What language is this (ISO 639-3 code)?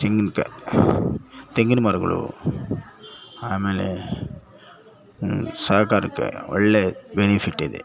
kan